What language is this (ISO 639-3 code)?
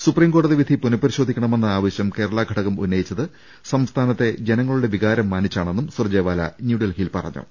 mal